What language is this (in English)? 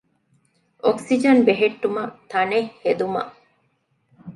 Divehi